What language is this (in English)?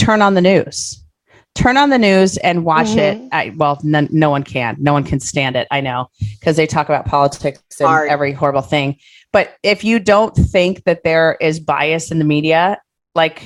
English